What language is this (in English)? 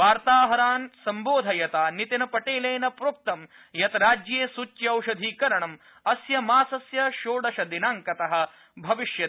Sanskrit